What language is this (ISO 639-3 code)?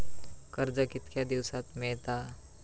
mar